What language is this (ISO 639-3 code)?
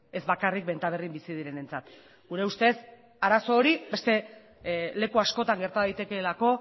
eus